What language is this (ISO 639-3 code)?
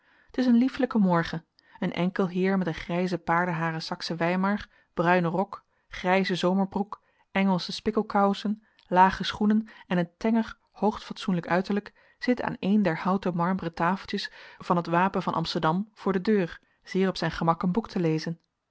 nld